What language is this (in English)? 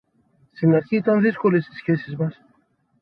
Greek